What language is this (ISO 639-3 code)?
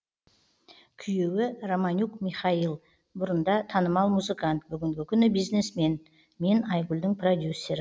kaz